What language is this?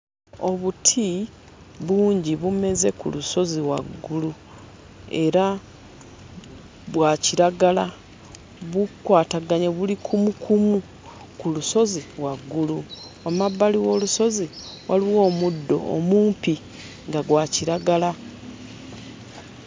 Ganda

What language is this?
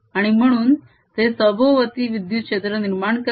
Marathi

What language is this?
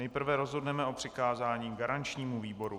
Czech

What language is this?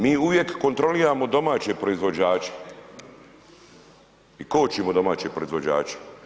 Croatian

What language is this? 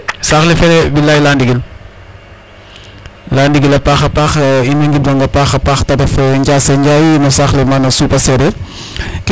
Serer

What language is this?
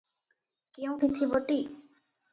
Odia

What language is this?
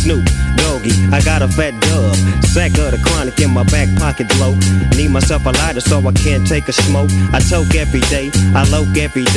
Italian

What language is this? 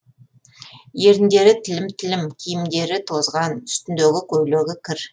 Kazakh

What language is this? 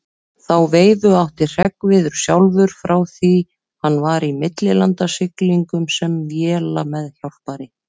Icelandic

